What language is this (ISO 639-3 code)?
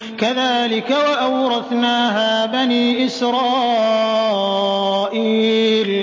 ara